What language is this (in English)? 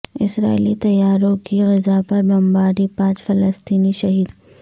Urdu